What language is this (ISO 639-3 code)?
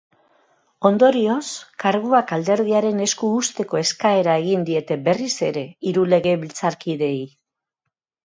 eus